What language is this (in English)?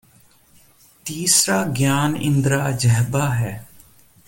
Punjabi